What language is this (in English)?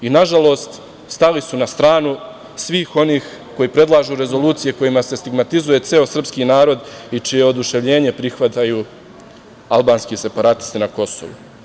Serbian